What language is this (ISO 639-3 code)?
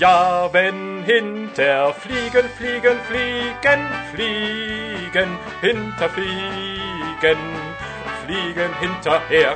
ron